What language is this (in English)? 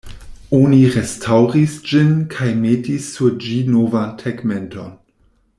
Esperanto